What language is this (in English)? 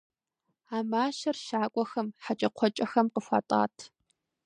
Kabardian